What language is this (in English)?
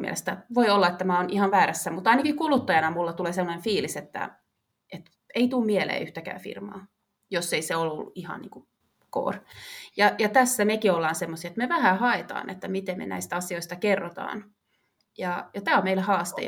Finnish